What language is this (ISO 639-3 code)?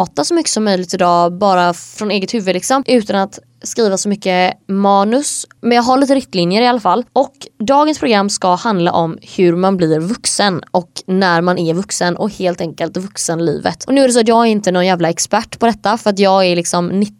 swe